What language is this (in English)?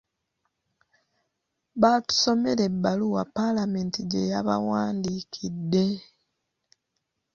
Ganda